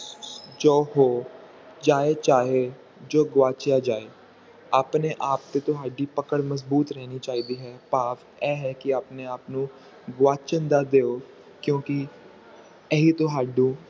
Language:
Punjabi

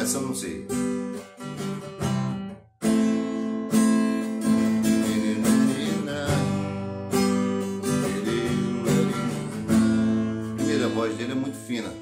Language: Portuguese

